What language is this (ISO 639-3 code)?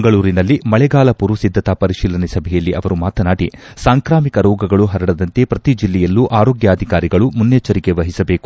kan